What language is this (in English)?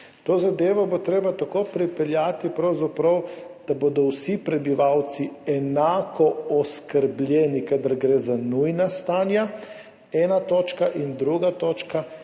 Slovenian